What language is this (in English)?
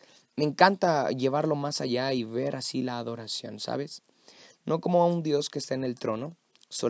Spanish